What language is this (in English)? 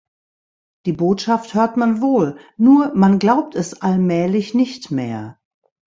German